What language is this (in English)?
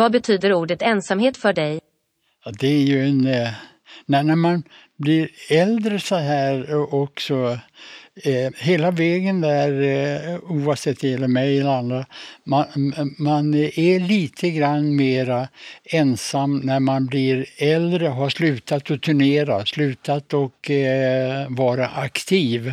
Swedish